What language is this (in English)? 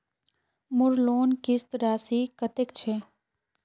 Magahi